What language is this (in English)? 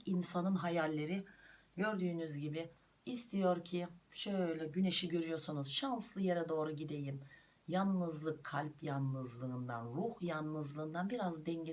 Turkish